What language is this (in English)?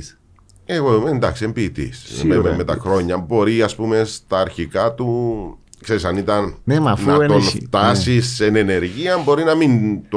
Greek